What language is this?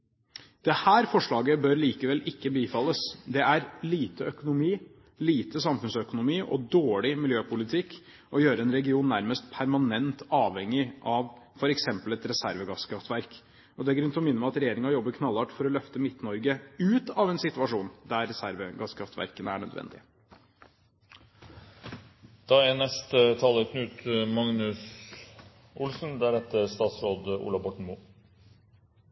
Norwegian Bokmål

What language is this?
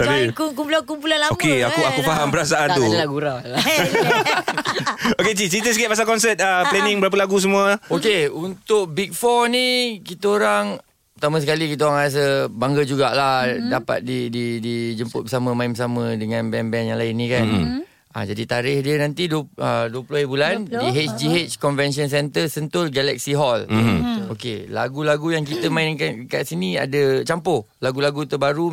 Malay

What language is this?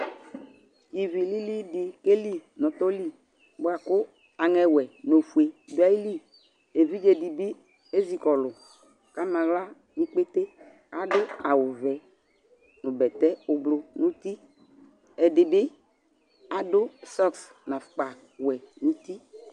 Ikposo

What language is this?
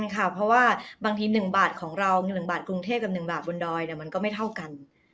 Thai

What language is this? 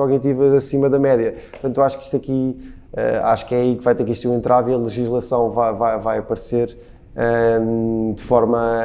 Portuguese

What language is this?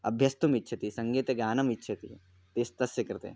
Sanskrit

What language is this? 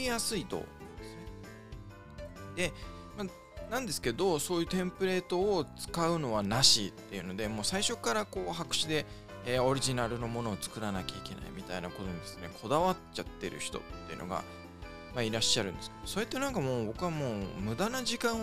Japanese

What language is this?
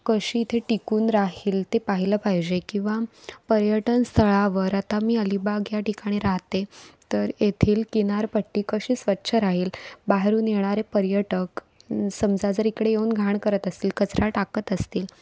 Marathi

